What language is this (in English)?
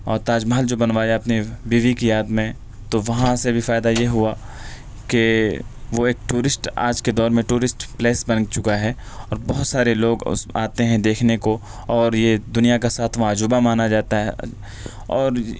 Urdu